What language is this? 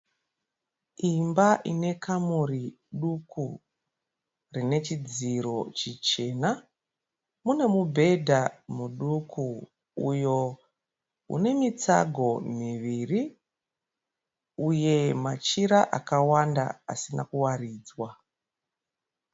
Shona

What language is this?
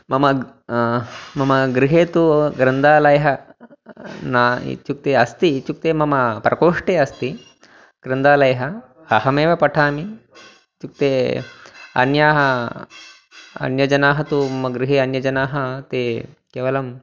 Sanskrit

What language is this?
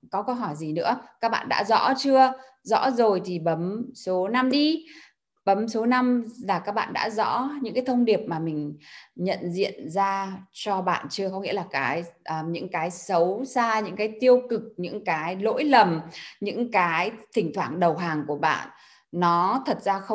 Vietnamese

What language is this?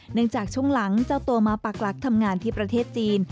Thai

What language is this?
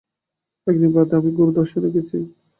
Bangla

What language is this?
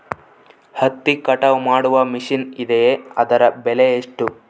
Kannada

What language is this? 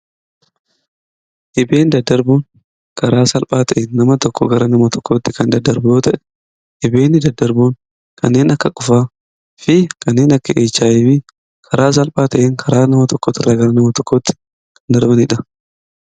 Oromo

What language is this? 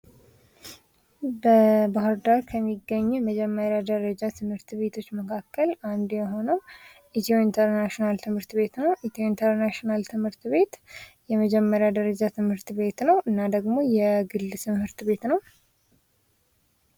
Amharic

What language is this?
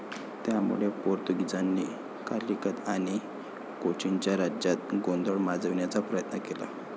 Marathi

